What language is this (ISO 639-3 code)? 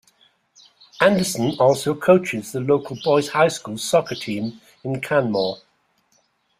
eng